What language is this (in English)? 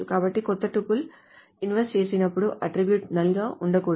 Telugu